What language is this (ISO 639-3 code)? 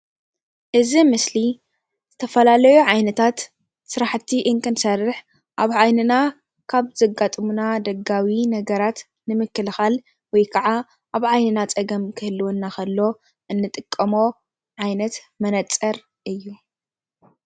tir